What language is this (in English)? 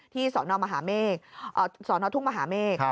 Thai